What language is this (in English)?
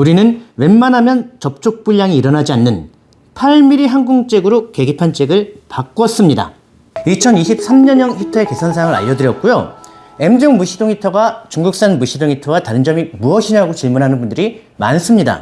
Korean